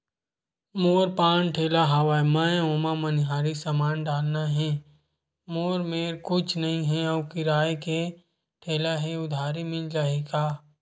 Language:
Chhattisgarhi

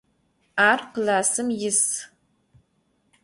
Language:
Adyghe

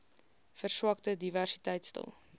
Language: Afrikaans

